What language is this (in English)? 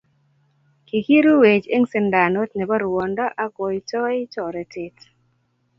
Kalenjin